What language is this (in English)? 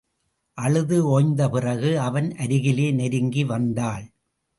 Tamil